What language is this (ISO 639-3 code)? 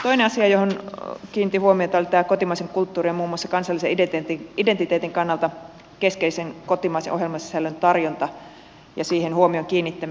fin